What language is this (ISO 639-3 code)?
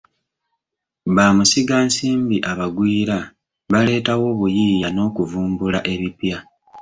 lug